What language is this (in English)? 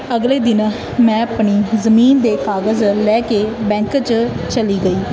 Punjabi